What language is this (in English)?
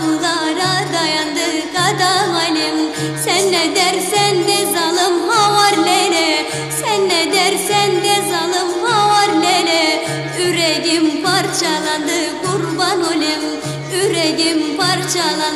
Turkish